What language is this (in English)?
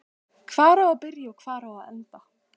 Icelandic